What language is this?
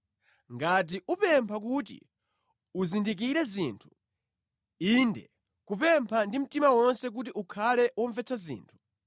Nyanja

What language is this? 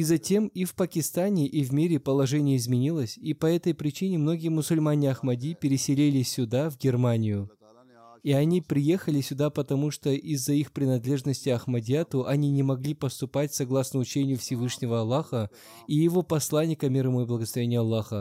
Russian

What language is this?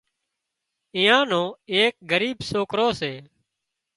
Wadiyara Koli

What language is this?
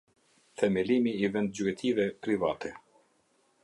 Albanian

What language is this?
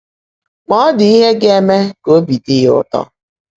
Igbo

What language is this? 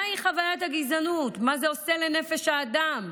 Hebrew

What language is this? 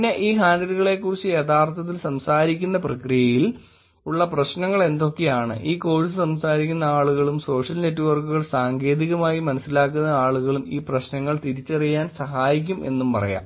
Malayalam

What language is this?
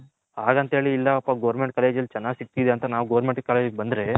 Kannada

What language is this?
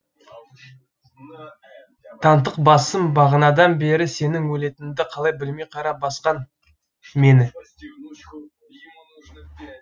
Kazakh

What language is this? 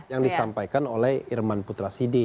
Indonesian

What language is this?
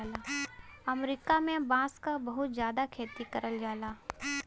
Bhojpuri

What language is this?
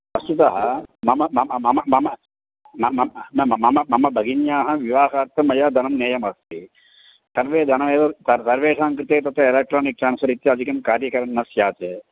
Sanskrit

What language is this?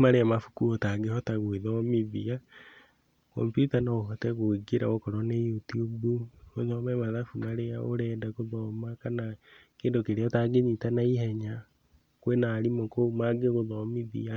Kikuyu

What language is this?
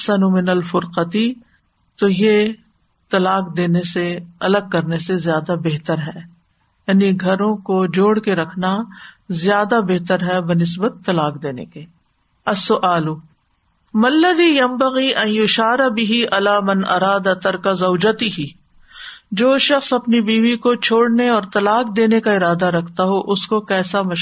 Urdu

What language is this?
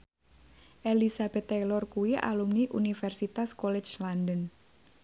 Javanese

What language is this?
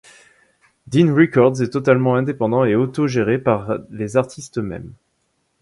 French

